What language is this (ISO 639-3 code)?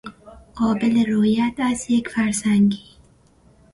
fas